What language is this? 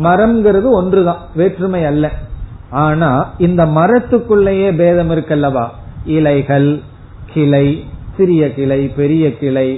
Tamil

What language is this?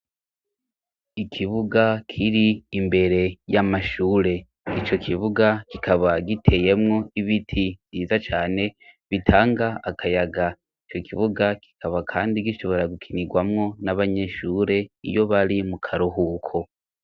Rundi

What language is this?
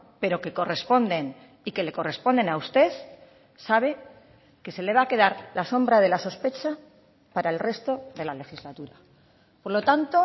Spanish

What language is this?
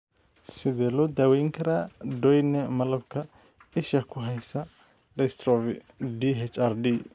Somali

